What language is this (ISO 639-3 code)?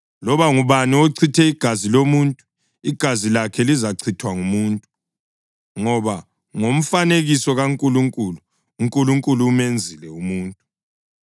nde